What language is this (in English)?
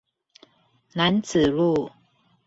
Chinese